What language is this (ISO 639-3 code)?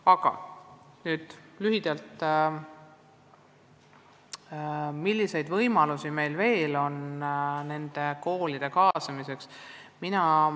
est